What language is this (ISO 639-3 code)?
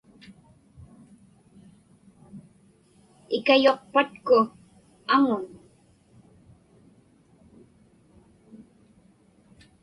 ipk